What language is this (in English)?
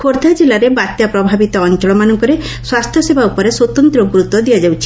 Odia